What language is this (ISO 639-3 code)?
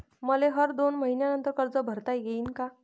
mar